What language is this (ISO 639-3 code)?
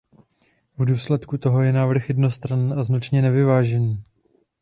ces